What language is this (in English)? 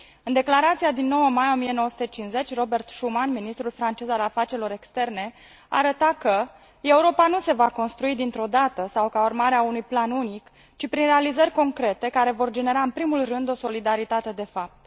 Romanian